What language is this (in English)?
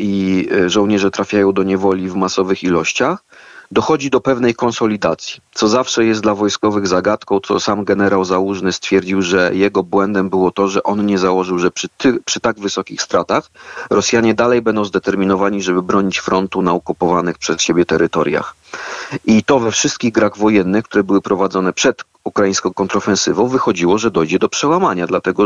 Polish